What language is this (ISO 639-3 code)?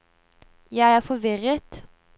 nor